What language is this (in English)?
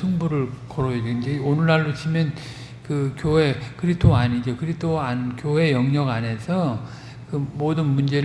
Korean